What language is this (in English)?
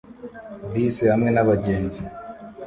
Kinyarwanda